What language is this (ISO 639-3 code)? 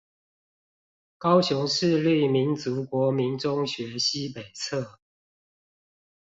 zho